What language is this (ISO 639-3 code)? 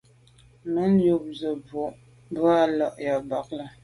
byv